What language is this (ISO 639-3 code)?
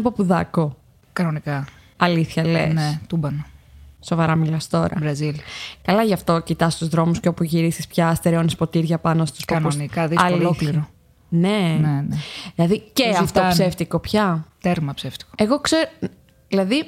ell